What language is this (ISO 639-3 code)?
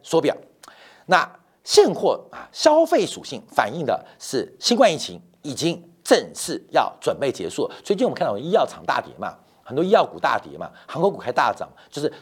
zho